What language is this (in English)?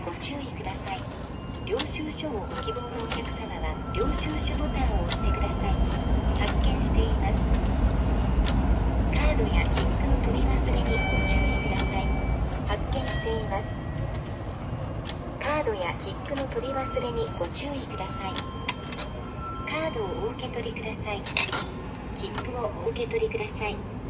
Japanese